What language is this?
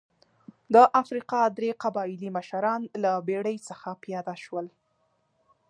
Pashto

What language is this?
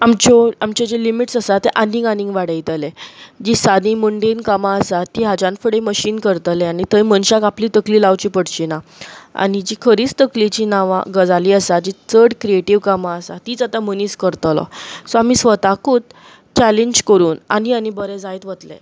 Konkani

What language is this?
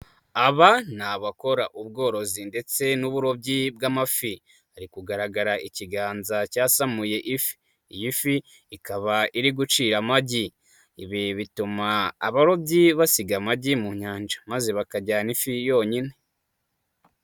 Kinyarwanda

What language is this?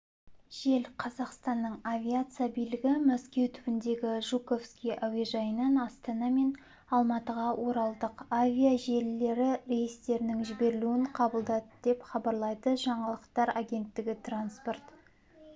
Kazakh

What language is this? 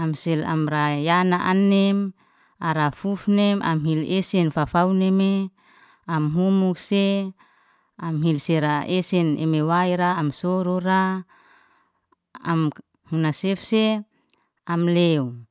Liana-Seti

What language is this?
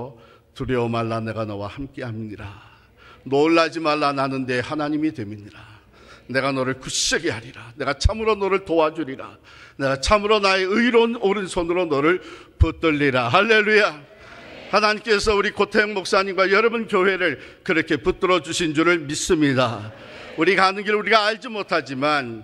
Korean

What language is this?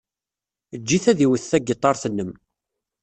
Kabyle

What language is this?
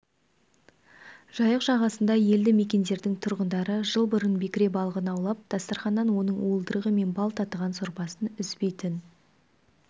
Kazakh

